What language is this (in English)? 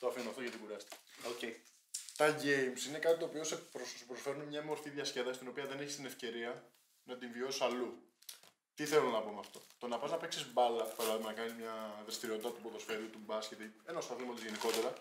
Greek